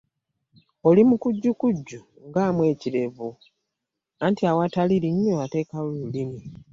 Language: Ganda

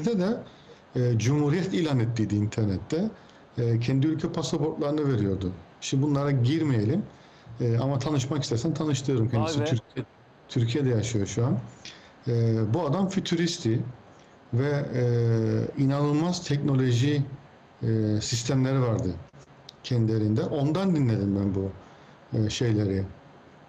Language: Turkish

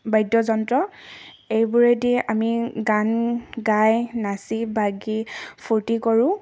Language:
Assamese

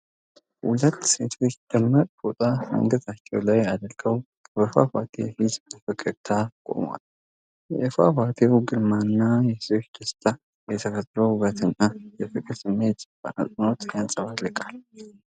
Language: Amharic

